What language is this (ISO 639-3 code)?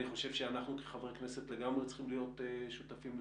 heb